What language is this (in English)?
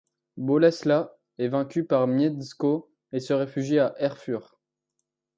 French